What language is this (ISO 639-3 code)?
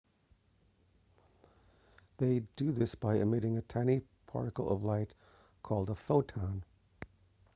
eng